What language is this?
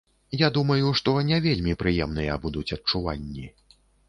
Belarusian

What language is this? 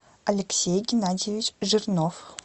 Russian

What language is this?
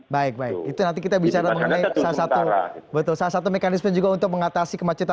Indonesian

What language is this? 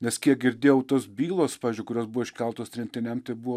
Lithuanian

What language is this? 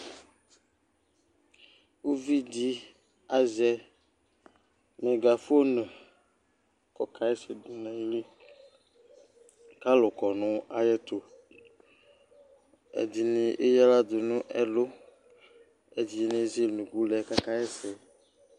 Ikposo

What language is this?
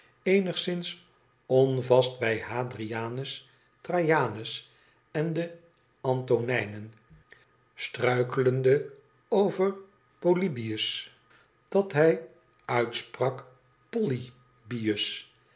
Dutch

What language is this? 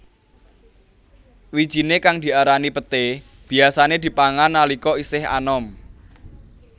Javanese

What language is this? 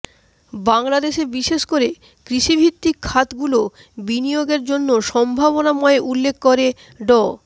Bangla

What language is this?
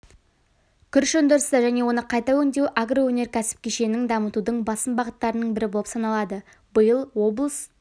Kazakh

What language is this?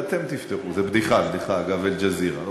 Hebrew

